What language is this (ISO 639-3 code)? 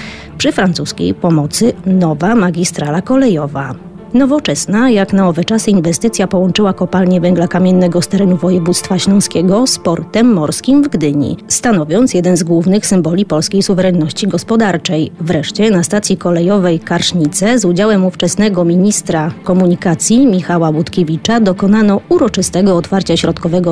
pol